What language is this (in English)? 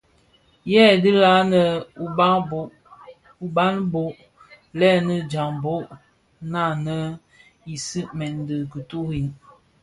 Bafia